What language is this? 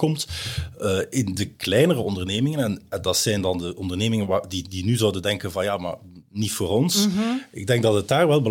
Dutch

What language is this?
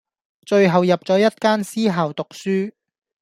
Cantonese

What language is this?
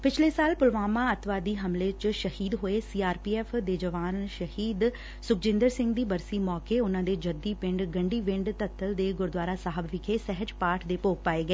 Punjabi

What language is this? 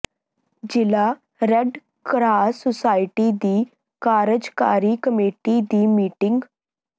Punjabi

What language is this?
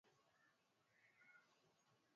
Swahili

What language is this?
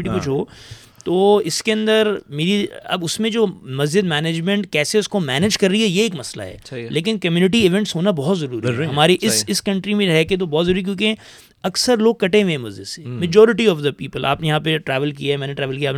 Urdu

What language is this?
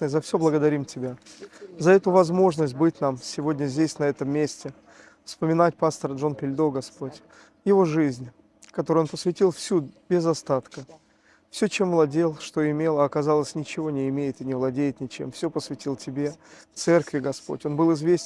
Russian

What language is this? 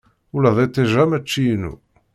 Kabyle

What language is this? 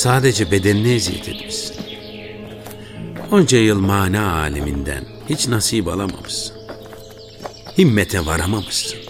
Turkish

